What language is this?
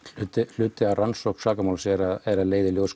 Icelandic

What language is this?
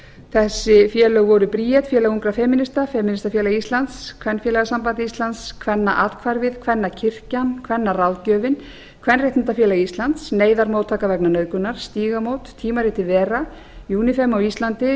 Icelandic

